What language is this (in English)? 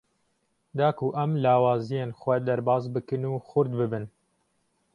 Kurdish